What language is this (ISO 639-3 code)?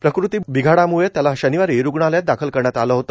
mar